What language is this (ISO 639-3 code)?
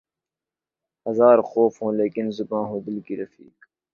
urd